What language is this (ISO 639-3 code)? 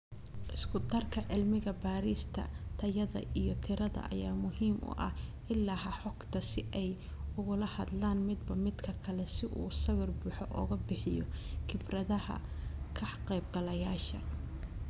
som